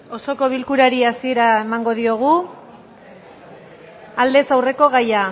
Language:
Basque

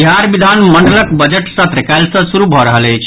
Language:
Maithili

